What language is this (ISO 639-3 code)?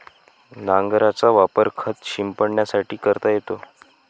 mar